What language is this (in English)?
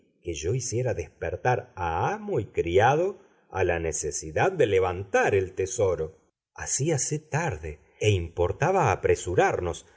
Spanish